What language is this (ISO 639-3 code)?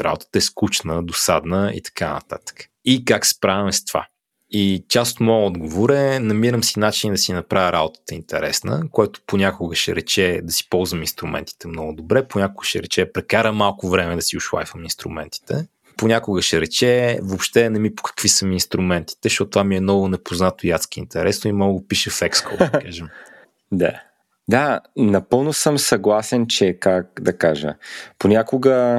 bul